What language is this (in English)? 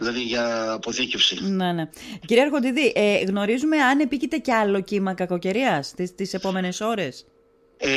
Greek